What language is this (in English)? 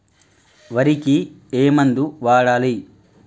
Telugu